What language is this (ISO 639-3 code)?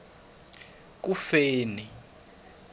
tso